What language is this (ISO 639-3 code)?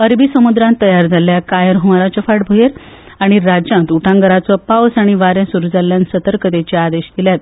kok